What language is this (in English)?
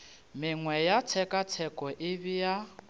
Northern Sotho